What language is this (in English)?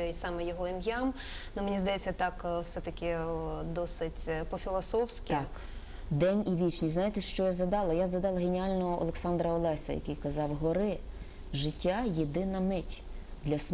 Ukrainian